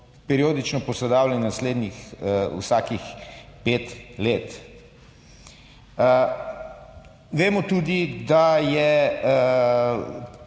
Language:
Slovenian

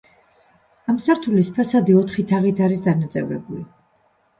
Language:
Georgian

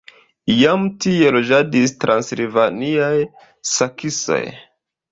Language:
Esperanto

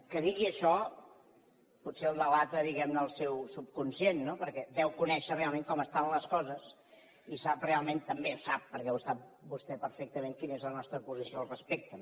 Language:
Catalan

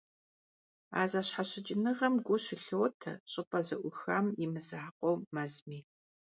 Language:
Kabardian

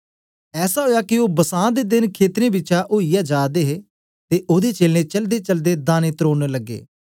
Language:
Dogri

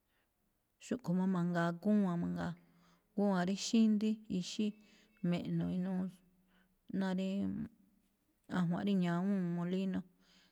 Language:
Malinaltepec Me'phaa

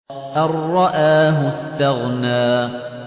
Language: Arabic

